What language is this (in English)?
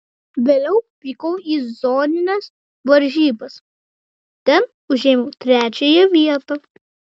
Lithuanian